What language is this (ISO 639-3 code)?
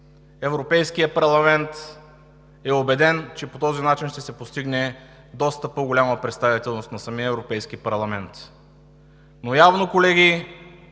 bul